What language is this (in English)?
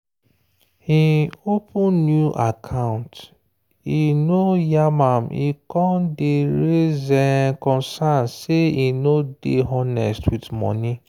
Nigerian Pidgin